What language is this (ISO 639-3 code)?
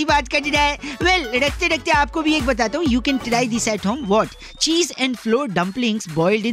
hin